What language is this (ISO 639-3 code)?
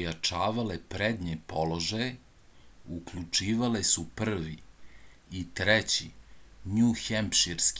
srp